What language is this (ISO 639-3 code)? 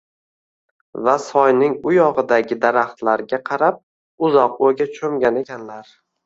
uzb